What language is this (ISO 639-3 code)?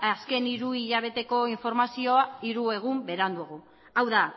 eus